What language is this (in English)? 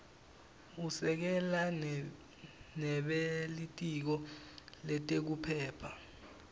Swati